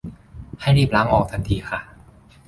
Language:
Thai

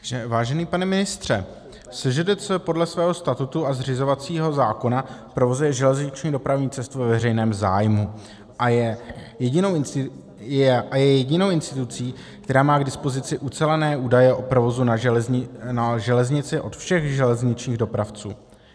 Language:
Czech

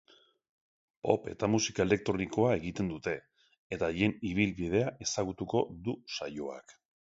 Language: Basque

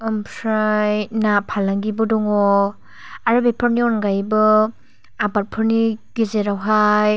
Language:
Bodo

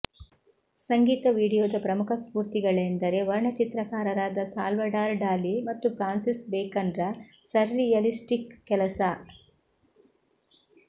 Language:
Kannada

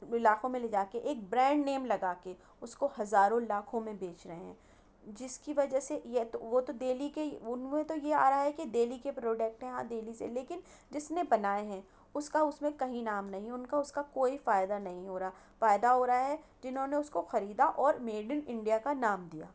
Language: Urdu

